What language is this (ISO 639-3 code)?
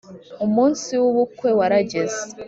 kin